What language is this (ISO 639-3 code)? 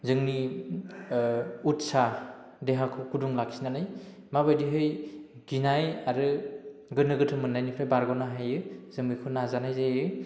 brx